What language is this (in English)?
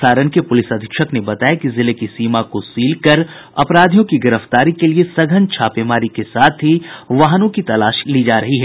Hindi